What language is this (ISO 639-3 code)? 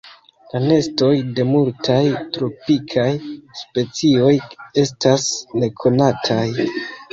epo